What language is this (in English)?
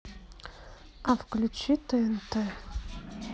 Russian